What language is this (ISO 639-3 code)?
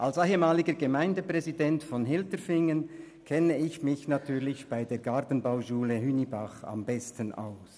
gsw